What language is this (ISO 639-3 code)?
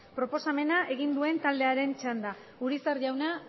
eus